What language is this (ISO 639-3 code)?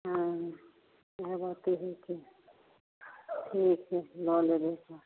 mai